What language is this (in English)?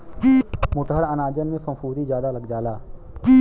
Bhojpuri